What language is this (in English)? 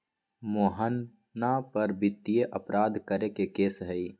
Magahi